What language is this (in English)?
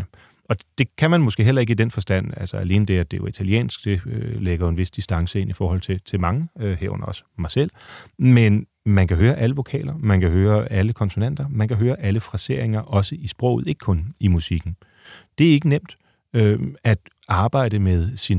Danish